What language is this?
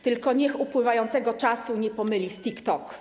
Polish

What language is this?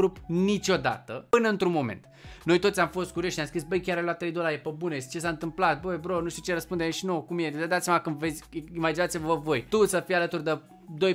Romanian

